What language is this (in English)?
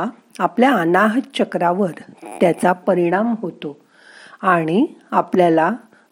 Marathi